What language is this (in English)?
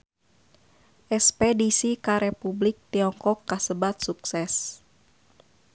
Sundanese